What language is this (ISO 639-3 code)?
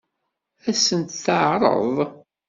kab